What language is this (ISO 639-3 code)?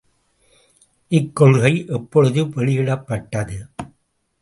tam